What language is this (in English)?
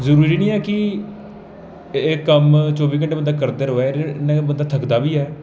Dogri